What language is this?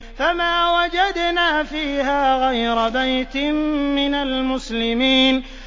Arabic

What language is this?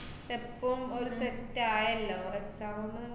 Malayalam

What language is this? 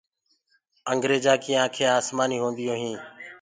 Gurgula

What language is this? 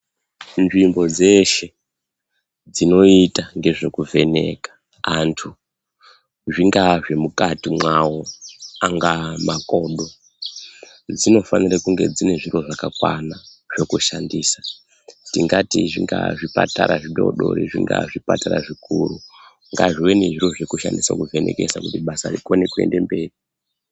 Ndau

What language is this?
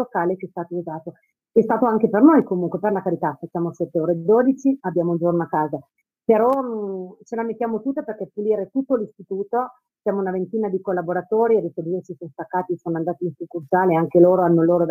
Italian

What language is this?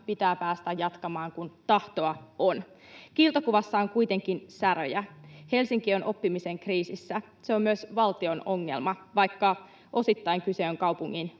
Finnish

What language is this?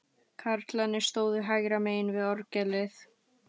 Icelandic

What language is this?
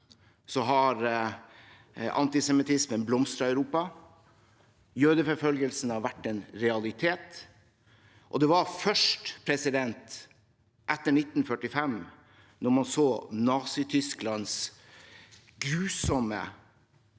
Norwegian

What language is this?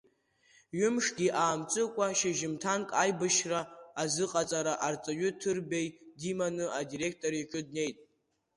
Abkhazian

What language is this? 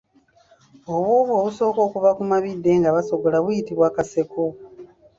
Ganda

